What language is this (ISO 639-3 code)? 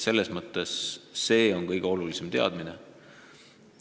est